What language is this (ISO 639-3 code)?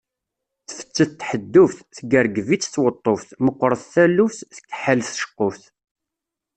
kab